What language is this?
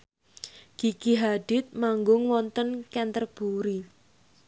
Javanese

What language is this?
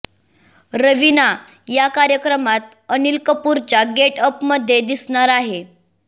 Marathi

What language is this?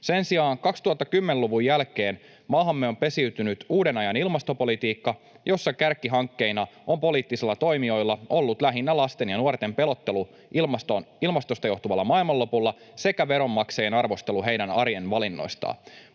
Finnish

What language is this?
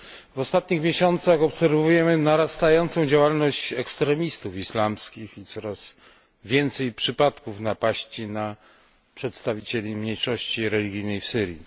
Polish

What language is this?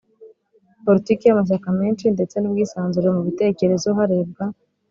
Kinyarwanda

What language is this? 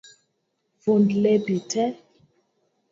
Luo (Kenya and Tanzania)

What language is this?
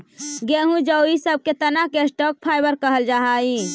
Magahi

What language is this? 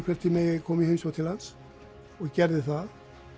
Icelandic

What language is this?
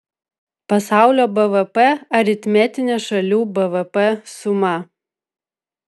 Lithuanian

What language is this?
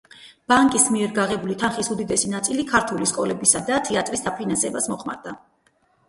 Georgian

